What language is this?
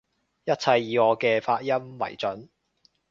Cantonese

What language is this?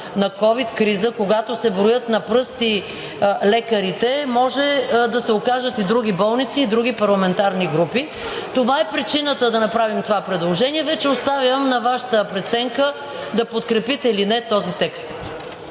Bulgarian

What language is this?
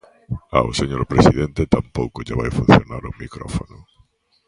Galician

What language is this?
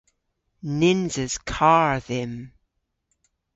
Cornish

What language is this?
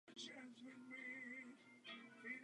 Czech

